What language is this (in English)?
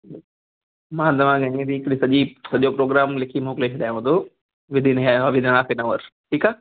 Sindhi